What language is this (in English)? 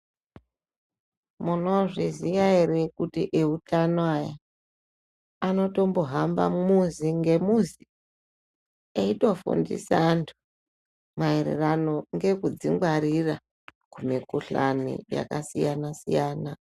Ndau